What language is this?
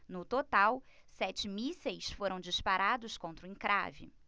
Portuguese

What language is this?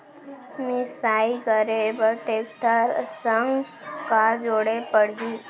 Chhattisgarhi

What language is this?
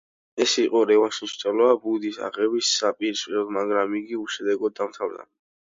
Georgian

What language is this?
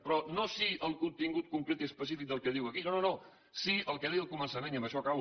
Catalan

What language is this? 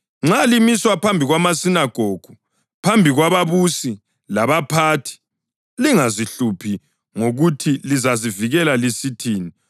North Ndebele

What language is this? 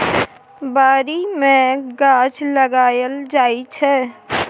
Maithili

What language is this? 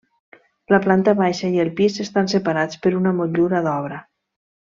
Catalan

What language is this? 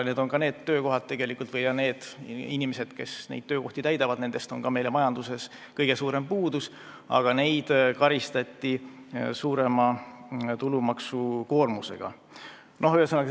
Estonian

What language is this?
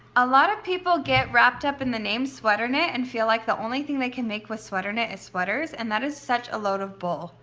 English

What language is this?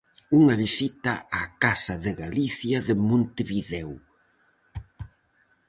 Galician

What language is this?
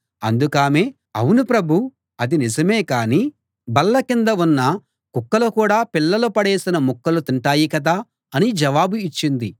Telugu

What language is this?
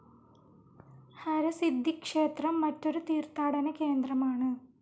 Malayalam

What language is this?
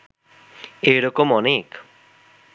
Bangla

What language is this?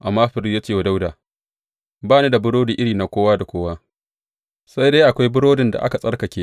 Hausa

